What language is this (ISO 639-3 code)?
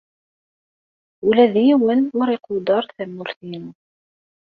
kab